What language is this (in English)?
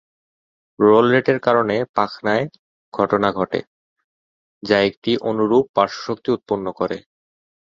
Bangla